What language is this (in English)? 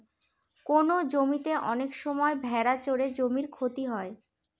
Bangla